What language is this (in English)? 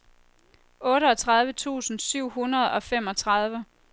Danish